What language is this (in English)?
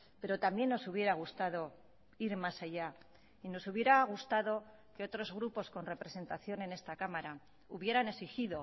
Spanish